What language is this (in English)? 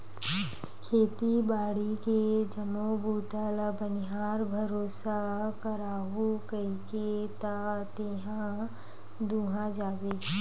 Chhattisgarhi